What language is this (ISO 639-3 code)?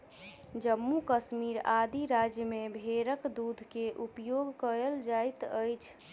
mai